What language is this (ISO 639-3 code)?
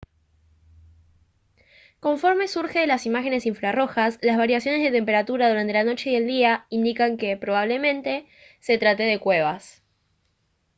spa